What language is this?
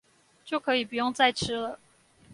Chinese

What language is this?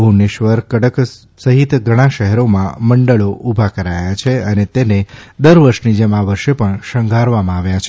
Gujarati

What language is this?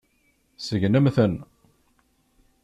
Kabyle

